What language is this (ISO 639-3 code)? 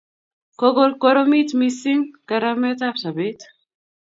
kln